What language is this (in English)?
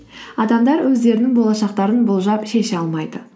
Kazakh